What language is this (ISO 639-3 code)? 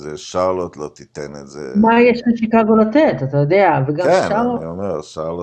heb